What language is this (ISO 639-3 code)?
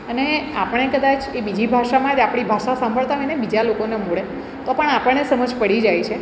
guj